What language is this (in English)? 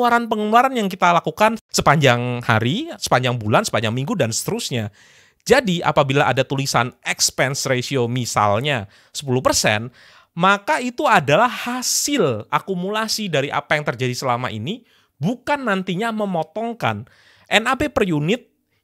Indonesian